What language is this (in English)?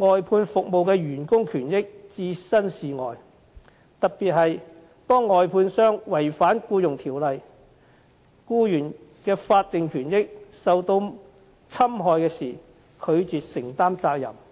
Cantonese